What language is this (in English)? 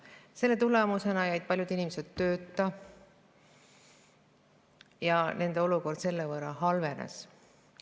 Estonian